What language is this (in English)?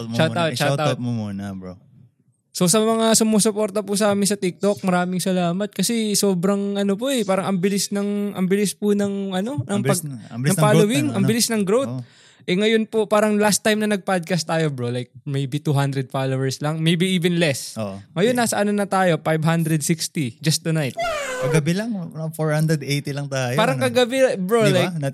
Filipino